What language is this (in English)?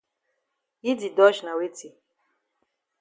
Cameroon Pidgin